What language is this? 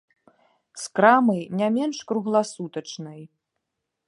Belarusian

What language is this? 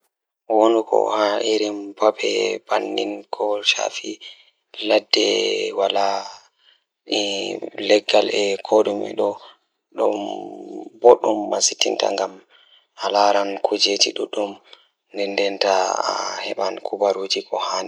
Fula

